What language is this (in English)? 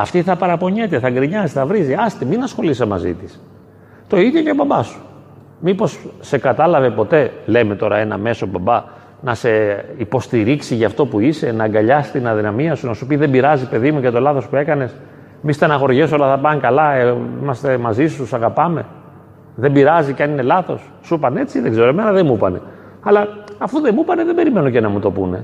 Greek